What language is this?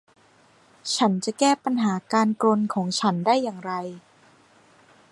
Thai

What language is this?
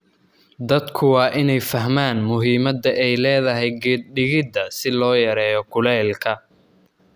Somali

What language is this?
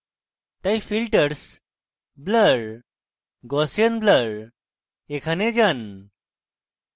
Bangla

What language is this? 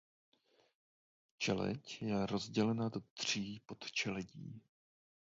Czech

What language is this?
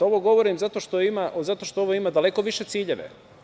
Serbian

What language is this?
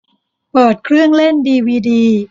Thai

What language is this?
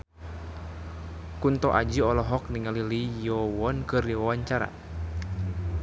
Sundanese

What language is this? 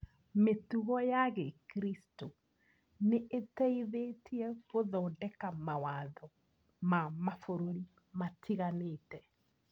Kikuyu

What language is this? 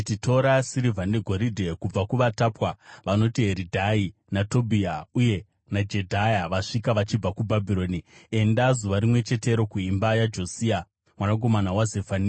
Shona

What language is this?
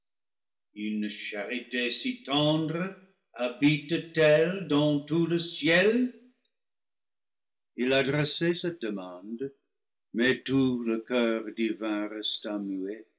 French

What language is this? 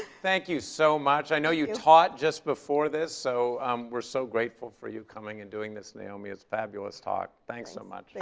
English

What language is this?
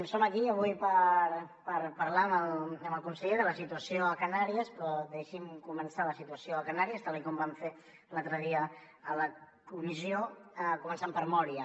Catalan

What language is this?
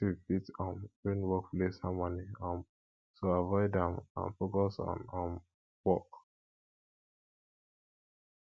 Nigerian Pidgin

